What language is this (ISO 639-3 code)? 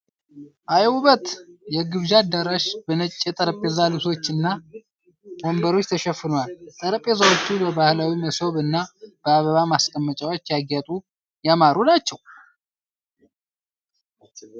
amh